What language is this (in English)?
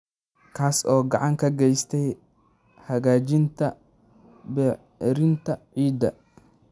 Somali